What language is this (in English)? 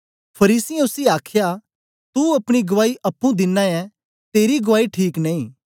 Dogri